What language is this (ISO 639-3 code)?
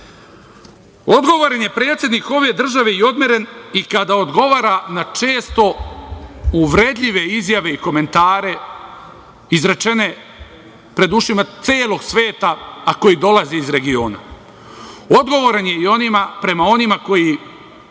srp